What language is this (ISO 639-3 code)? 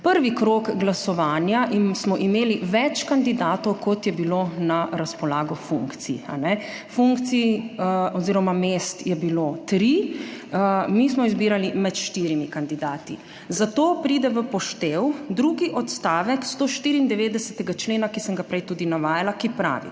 slv